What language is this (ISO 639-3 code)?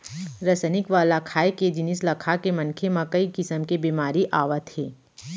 hne